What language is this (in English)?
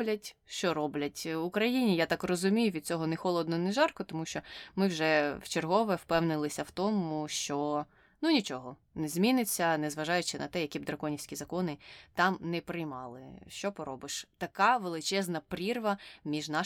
Ukrainian